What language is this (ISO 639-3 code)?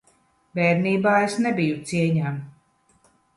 lav